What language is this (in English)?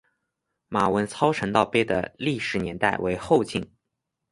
Chinese